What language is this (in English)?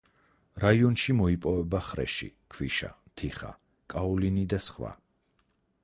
Georgian